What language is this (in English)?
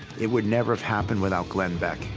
English